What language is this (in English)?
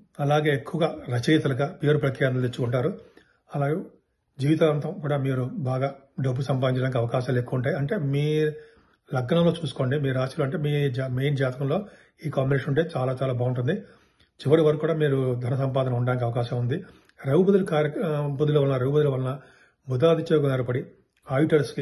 Telugu